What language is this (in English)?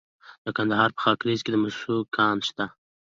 Pashto